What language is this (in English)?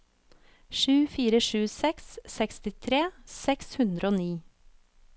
Norwegian